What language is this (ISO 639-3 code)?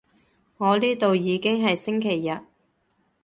yue